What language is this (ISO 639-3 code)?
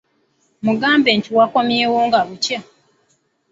lug